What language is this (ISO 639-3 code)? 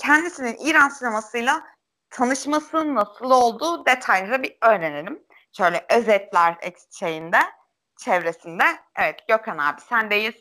tur